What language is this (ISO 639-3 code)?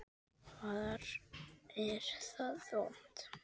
isl